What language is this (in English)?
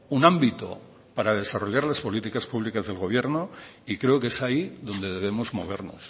Spanish